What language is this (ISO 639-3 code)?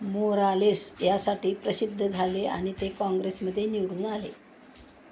mar